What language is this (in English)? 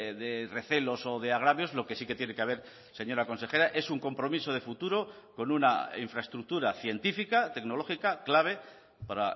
Spanish